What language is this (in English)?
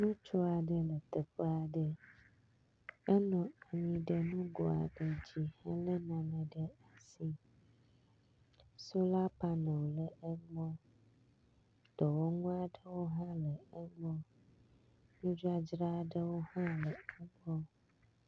Ewe